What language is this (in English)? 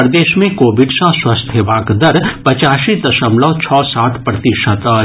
Maithili